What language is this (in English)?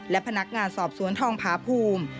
Thai